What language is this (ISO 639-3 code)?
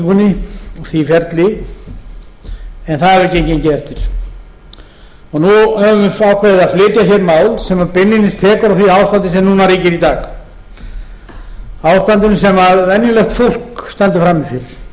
isl